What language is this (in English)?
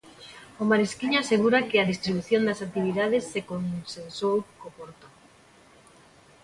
Galician